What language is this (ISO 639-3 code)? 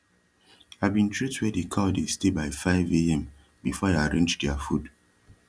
pcm